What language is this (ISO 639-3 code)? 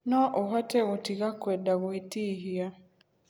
kik